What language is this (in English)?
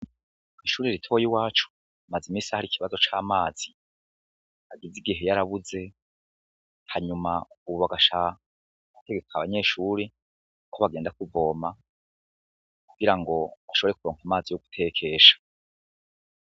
Rundi